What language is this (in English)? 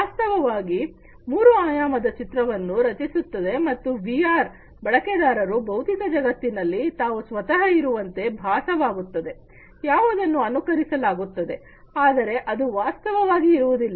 Kannada